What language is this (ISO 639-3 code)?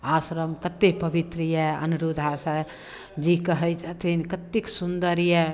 mai